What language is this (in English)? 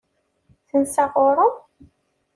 Kabyle